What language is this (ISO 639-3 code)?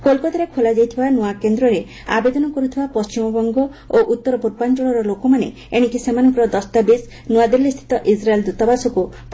ori